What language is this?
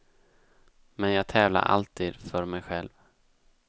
Swedish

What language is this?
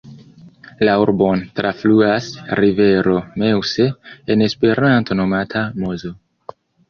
Esperanto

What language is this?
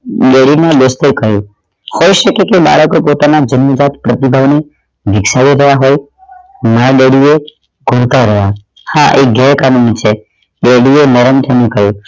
Gujarati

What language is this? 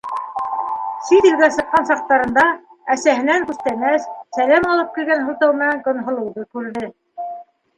Bashkir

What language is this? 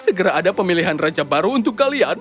Indonesian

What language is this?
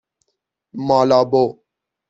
Persian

